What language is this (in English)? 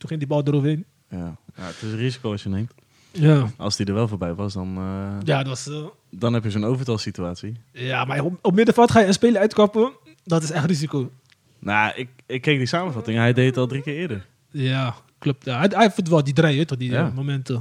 Dutch